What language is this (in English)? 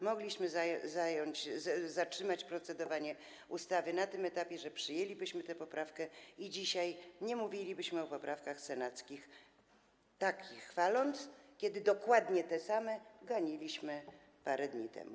Polish